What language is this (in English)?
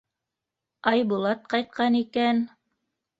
Bashkir